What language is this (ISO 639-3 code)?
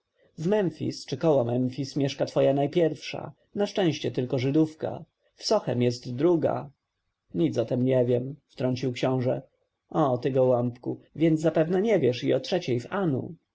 pol